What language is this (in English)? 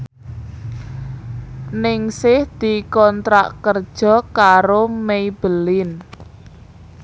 Javanese